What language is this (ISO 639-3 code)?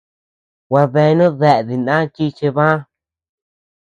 cux